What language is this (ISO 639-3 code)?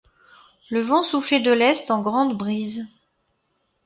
fra